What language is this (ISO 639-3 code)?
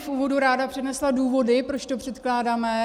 ces